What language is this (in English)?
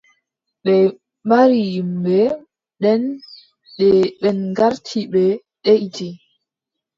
Adamawa Fulfulde